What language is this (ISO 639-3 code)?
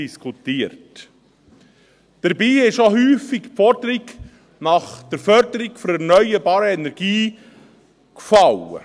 gsw